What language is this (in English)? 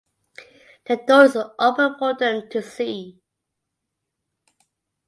English